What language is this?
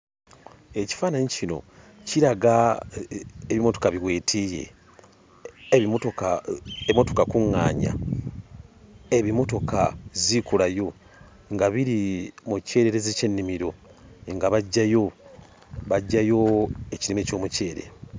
Ganda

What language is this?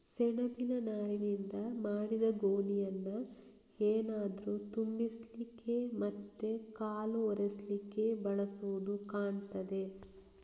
Kannada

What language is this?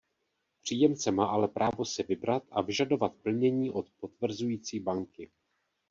Czech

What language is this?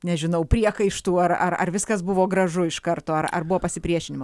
Lithuanian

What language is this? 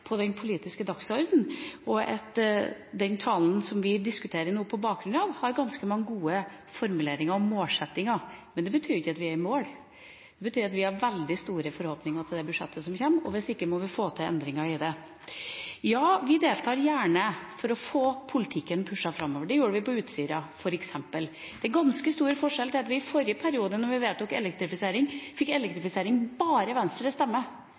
Norwegian Bokmål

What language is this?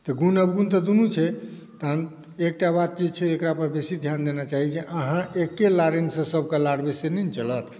Maithili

